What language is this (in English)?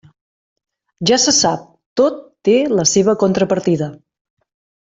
Catalan